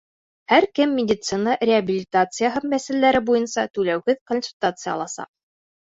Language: Bashkir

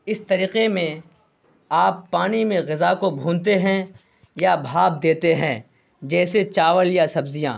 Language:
Urdu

